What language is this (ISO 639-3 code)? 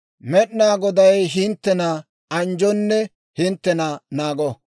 dwr